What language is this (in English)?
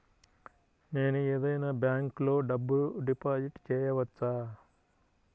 Telugu